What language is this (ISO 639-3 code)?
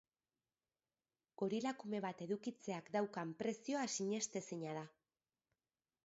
eus